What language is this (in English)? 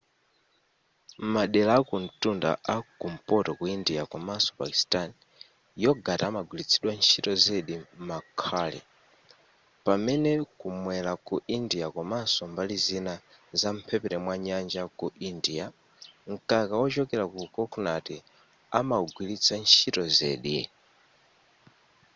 Nyanja